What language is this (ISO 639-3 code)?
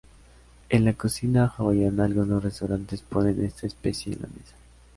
spa